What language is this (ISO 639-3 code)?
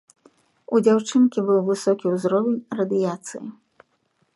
bel